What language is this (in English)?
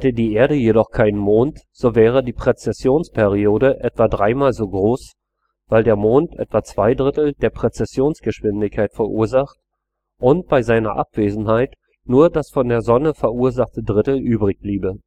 German